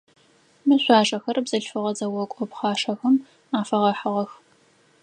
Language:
Adyghe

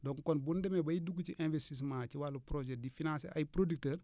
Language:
Wolof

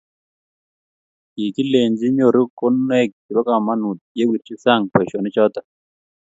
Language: Kalenjin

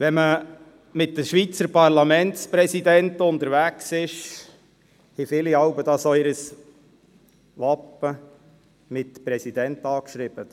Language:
Swiss German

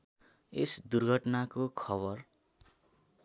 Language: Nepali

